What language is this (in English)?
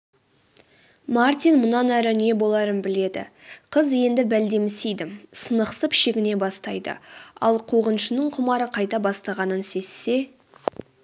Kazakh